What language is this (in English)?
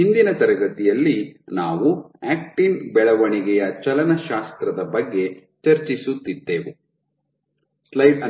Kannada